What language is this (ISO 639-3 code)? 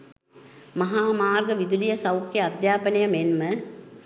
sin